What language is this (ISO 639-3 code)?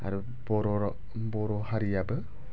brx